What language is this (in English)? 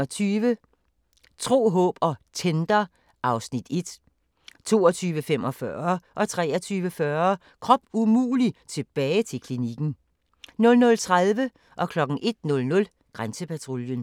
Danish